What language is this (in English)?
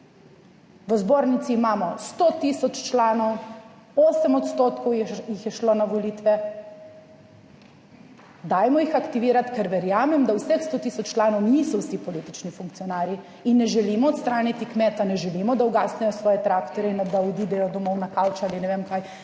Slovenian